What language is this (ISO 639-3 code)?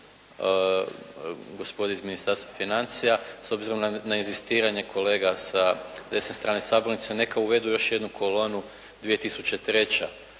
hrv